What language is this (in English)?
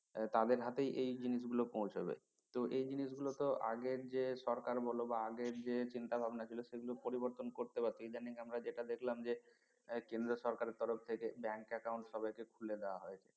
Bangla